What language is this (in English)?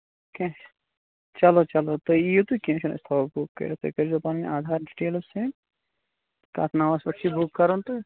Kashmiri